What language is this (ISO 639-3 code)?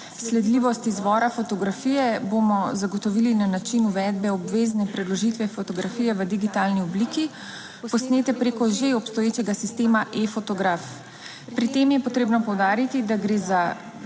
slv